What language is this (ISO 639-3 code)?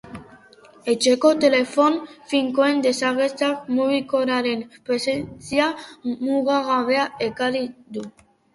eus